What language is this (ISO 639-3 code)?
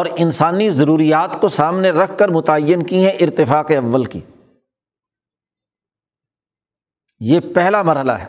urd